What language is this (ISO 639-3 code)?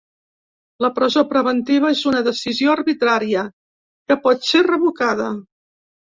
cat